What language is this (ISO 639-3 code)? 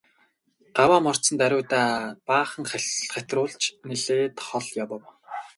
mon